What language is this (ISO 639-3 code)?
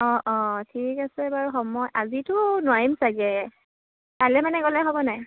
asm